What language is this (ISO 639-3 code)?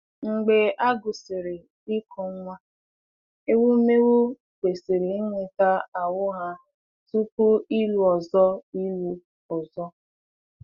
ibo